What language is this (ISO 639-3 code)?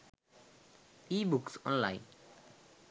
sin